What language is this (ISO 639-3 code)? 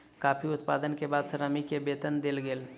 mai